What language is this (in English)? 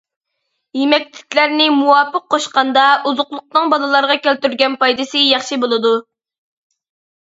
Uyghur